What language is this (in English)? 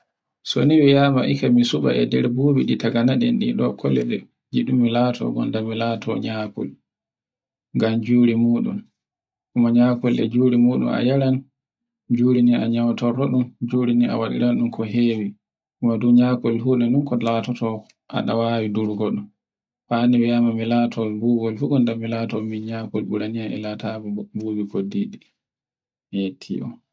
Borgu Fulfulde